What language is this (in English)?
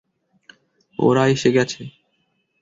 Bangla